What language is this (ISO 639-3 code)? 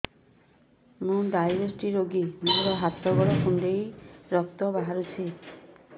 ori